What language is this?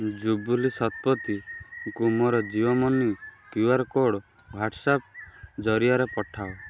Odia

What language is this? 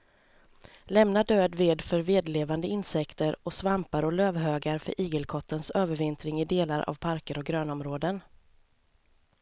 Swedish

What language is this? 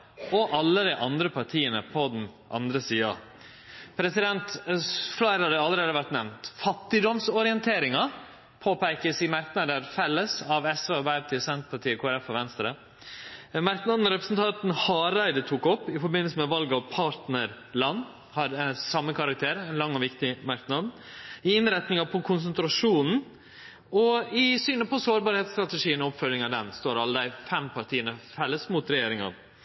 Norwegian Nynorsk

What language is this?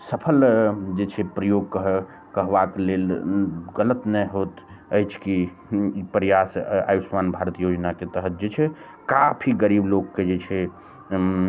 Maithili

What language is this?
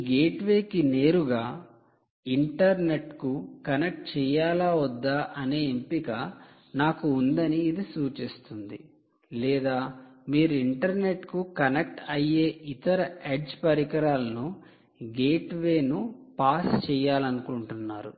Telugu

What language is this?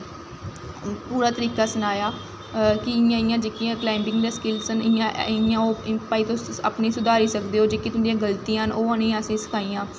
Dogri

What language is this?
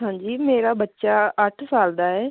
Punjabi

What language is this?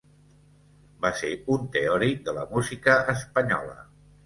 Catalan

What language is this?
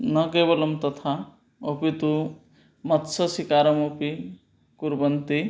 Sanskrit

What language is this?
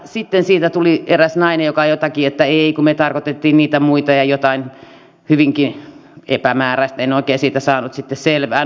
Finnish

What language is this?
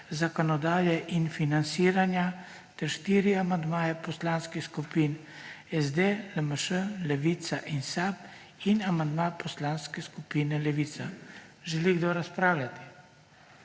Slovenian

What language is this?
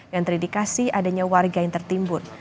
Indonesian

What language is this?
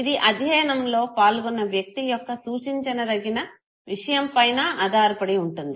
Telugu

